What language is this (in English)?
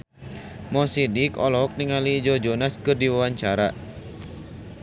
Sundanese